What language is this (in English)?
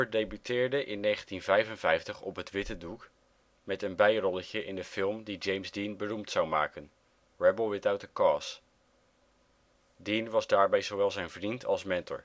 Dutch